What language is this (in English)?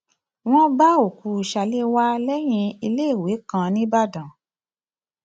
Yoruba